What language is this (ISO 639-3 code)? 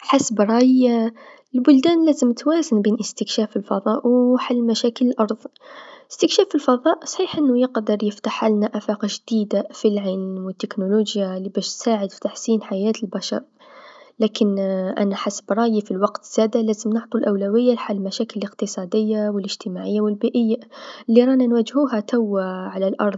aeb